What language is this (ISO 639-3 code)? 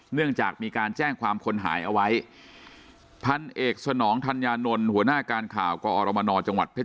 tha